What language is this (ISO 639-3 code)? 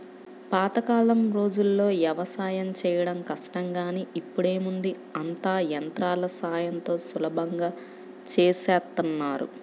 tel